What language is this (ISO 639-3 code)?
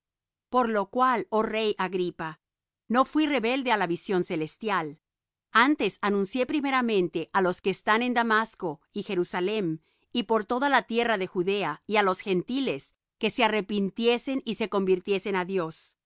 spa